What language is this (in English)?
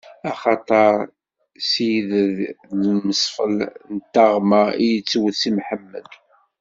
Kabyle